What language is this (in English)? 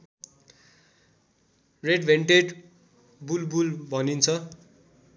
Nepali